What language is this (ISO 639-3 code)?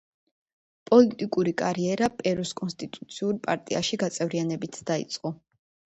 kat